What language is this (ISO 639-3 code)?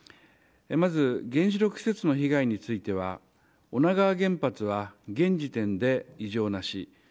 jpn